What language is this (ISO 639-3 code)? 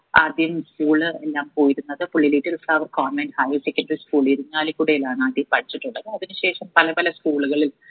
mal